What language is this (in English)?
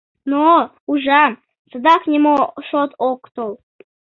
Mari